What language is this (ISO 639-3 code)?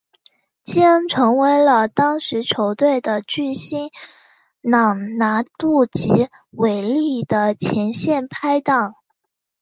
zho